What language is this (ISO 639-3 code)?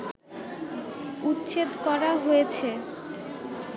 ben